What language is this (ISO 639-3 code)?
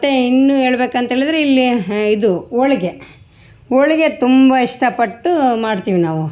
kan